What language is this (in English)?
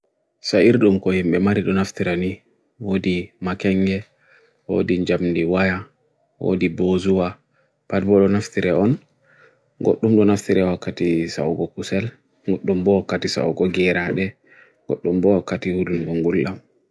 Bagirmi Fulfulde